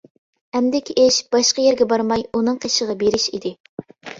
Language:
Uyghur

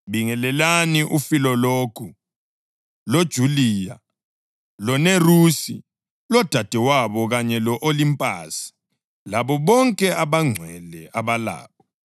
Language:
North Ndebele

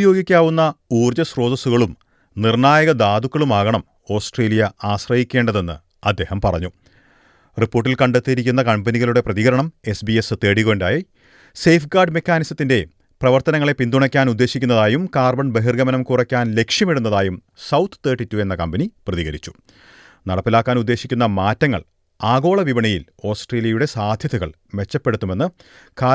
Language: Malayalam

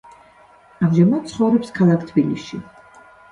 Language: Georgian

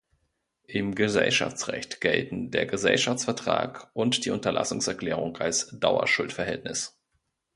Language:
German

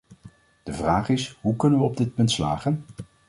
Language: Dutch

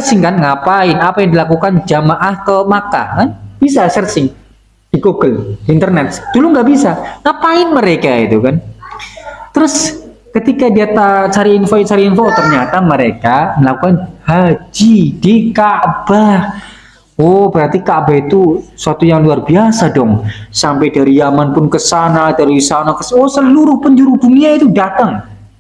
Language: Indonesian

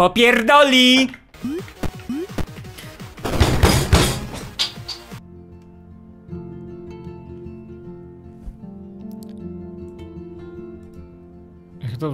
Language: Polish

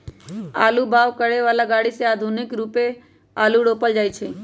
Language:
Magahi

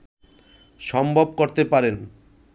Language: Bangla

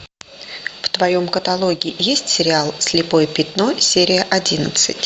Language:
Russian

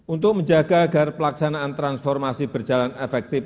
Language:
Indonesian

